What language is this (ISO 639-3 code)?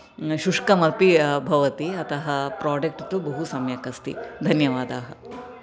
san